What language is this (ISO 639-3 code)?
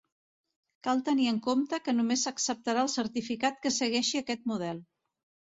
cat